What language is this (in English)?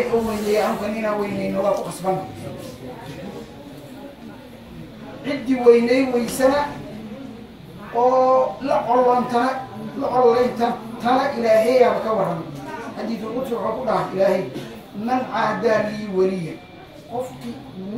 Arabic